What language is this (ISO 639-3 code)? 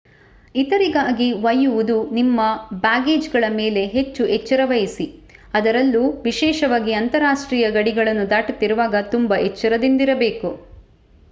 kan